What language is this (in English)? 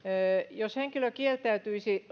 Finnish